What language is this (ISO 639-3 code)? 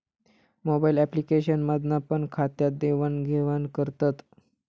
mar